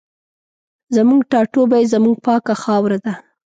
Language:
Pashto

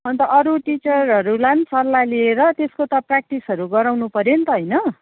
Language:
Nepali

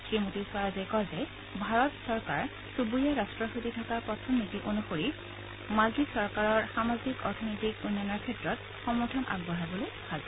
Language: Assamese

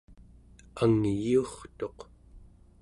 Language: Central Yupik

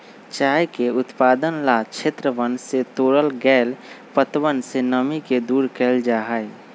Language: Magahi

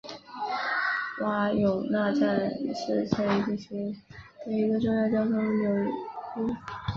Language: Chinese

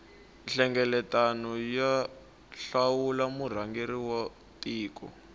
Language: Tsonga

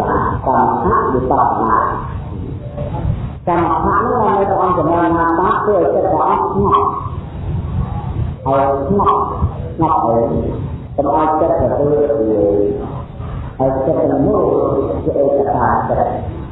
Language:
Vietnamese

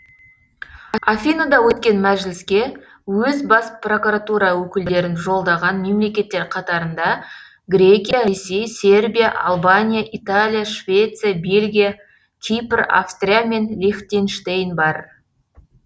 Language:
Kazakh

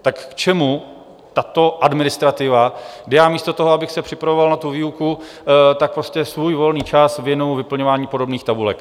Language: Czech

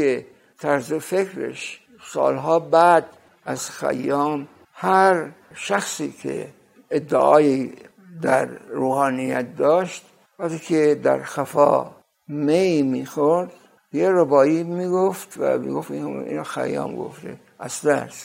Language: Persian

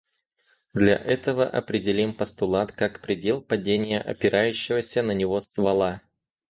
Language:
Russian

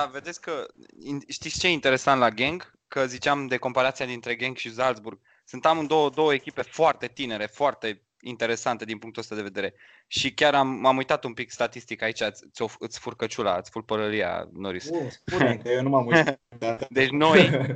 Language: Romanian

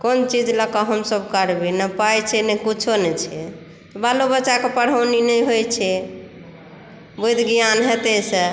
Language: Maithili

